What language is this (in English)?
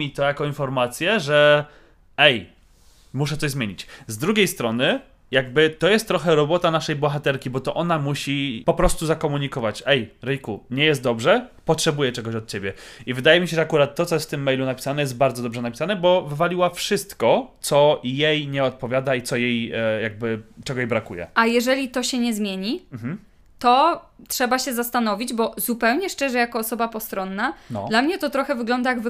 Polish